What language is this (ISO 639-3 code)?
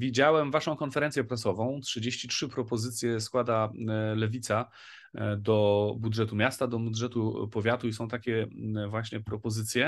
pol